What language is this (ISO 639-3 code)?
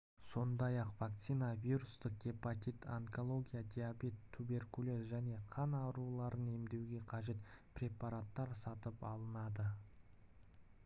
kaz